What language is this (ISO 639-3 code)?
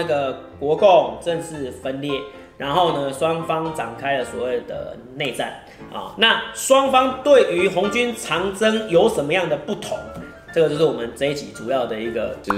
zho